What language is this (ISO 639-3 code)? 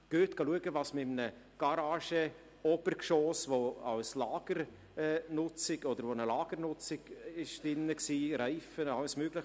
gsw